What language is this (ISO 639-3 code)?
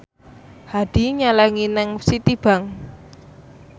jav